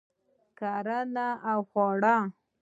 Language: Pashto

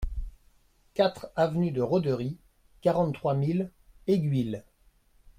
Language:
French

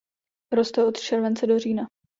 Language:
Czech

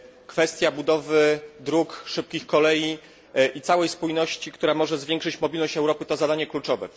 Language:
Polish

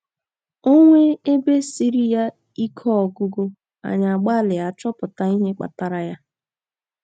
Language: Igbo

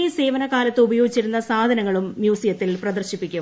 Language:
Malayalam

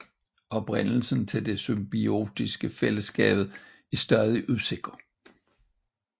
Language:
Danish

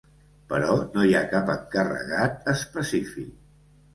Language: Catalan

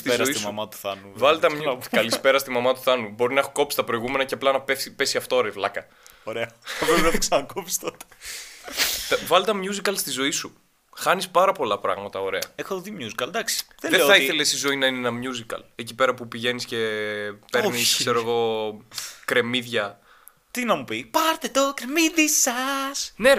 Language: Greek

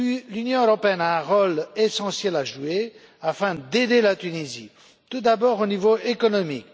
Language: French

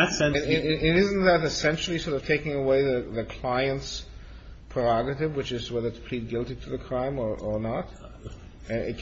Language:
English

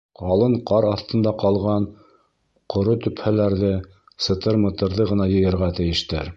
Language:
Bashkir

